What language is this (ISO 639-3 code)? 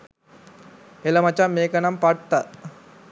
sin